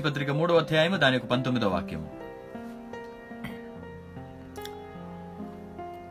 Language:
Telugu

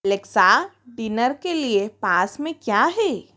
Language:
Hindi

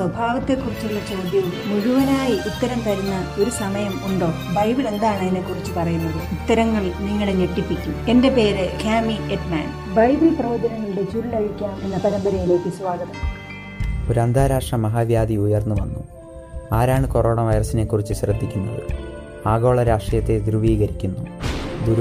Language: Malayalam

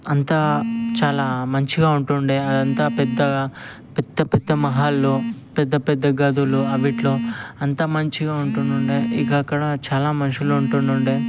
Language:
Telugu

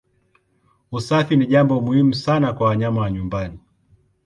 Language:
Swahili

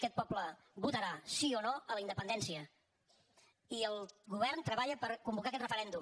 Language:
Catalan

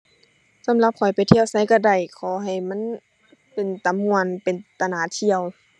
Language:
Thai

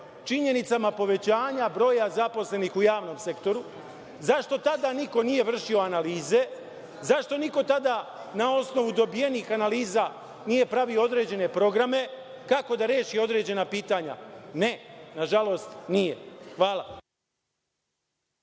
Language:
Serbian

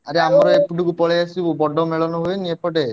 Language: Odia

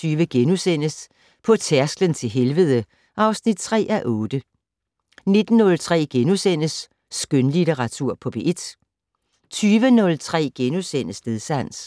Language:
Danish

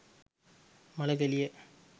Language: Sinhala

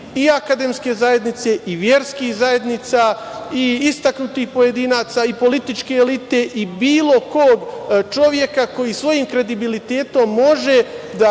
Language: Serbian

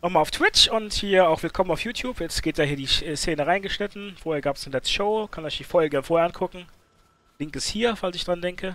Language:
German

